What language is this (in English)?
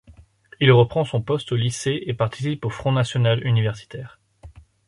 French